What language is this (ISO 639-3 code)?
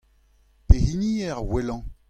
bre